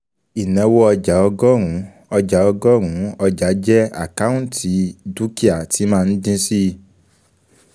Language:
Yoruba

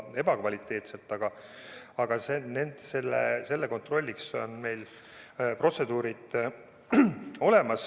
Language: Estonian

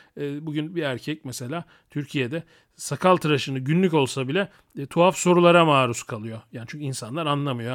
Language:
Turkish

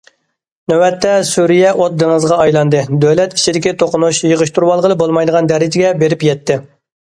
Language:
Uyghur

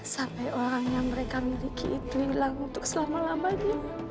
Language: Indonesian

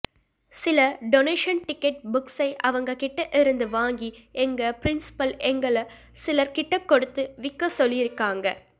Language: Tamil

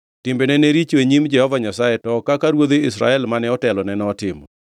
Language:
Luo (Kenya and Tanzania)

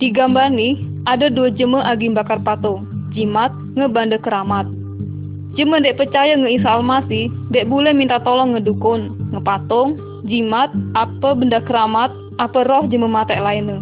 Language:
Malay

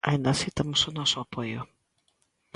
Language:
Galician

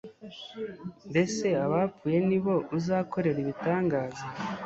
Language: Kinyarwanda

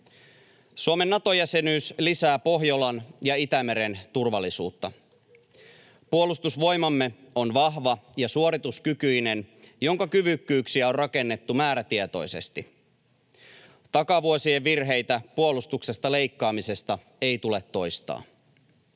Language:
Finnish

